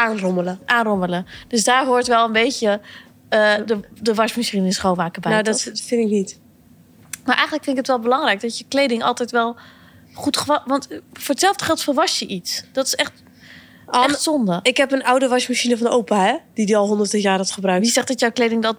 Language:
Dutch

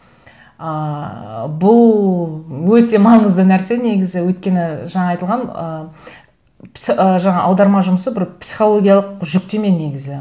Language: Kazakh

